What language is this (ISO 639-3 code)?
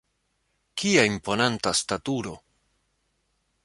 epo